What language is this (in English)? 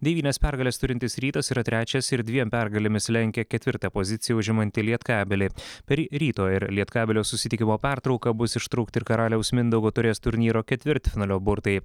Lithuanian